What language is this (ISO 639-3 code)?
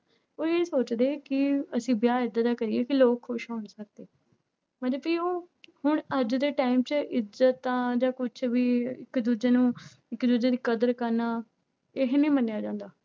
pan